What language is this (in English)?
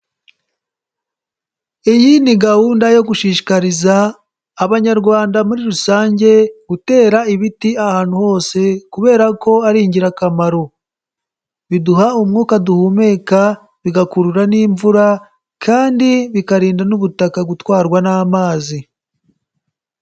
Kinyarwanda